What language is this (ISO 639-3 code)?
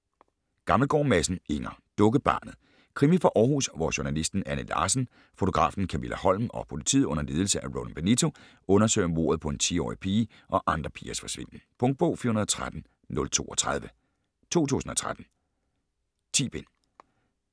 dan